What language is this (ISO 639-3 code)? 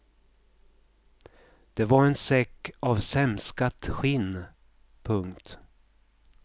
swe